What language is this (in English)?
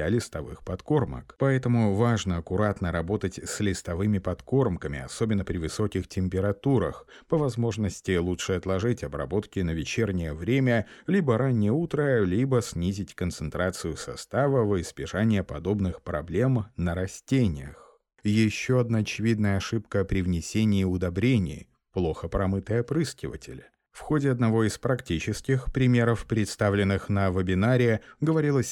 Russian